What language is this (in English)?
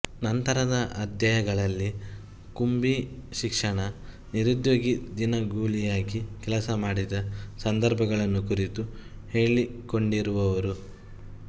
Kannada